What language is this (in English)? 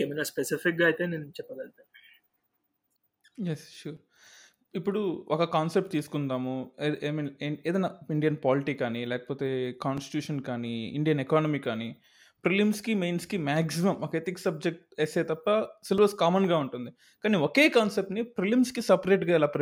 Telugu